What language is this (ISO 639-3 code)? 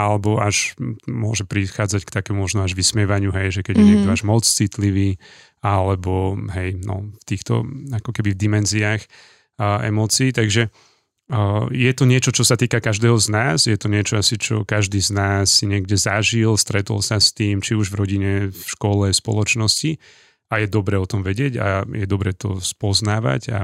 slk